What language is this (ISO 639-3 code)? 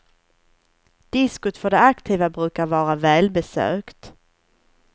swe